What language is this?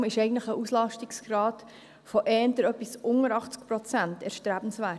Swiss German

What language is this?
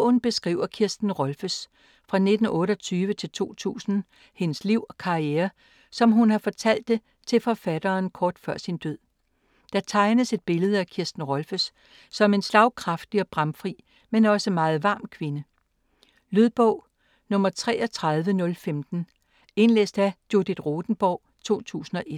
Danish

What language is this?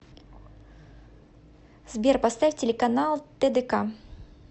Russian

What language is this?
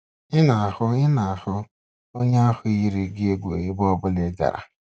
Igbo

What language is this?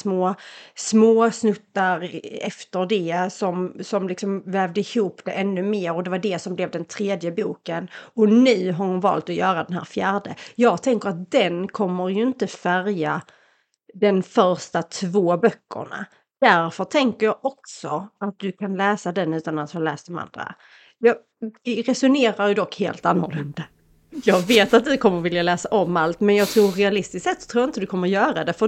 Swedish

